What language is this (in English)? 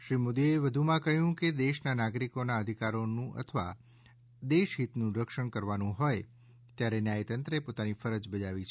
Gujarati